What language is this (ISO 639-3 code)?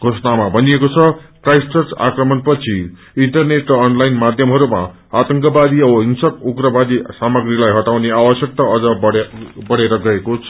nep